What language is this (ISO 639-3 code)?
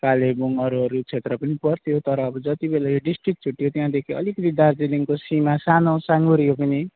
nep